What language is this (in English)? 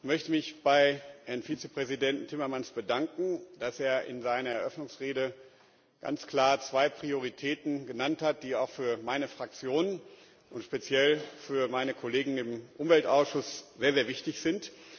German